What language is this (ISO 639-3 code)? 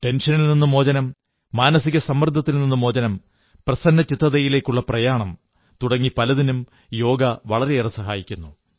mal